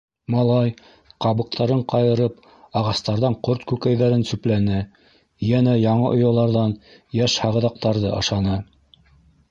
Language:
Bashkir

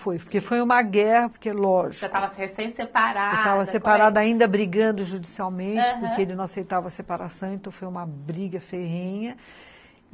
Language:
Portuguese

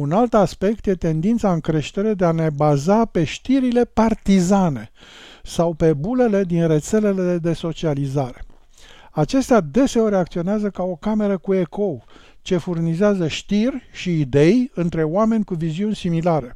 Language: Romanian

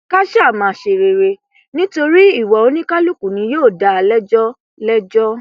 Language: Yoruba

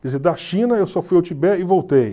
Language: Portuguese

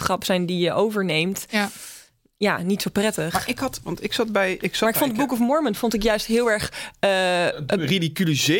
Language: Dutch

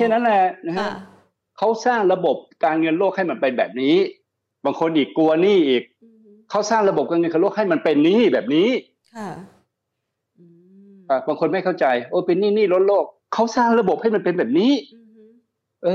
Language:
Thai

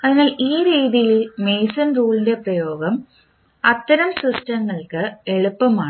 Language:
Malayalam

